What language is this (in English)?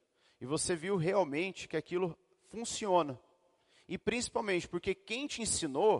Portuguese